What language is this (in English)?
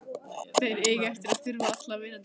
Icelandic